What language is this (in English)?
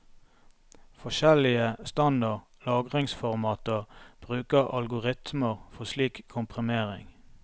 Norwegian